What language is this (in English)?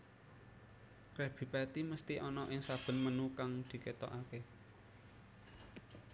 Javanese